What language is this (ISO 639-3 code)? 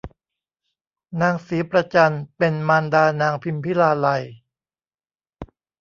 tha